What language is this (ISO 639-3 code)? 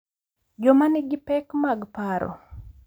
luo